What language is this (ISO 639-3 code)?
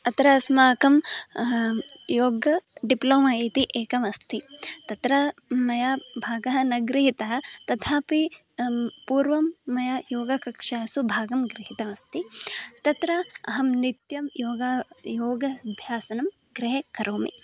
san